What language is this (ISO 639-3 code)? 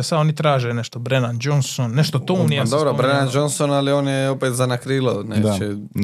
hrv